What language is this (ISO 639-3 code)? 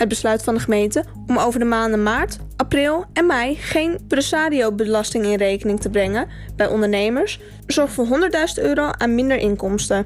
nld